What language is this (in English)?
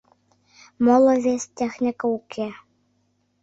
Mari